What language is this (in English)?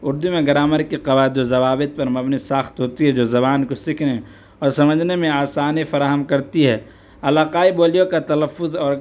Urdu